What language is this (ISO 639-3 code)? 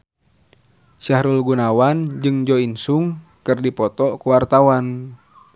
sun